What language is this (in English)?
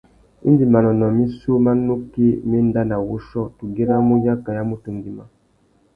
Tuki